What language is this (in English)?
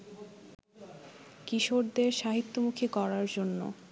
Bangla